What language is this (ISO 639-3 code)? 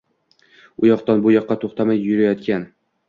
uzb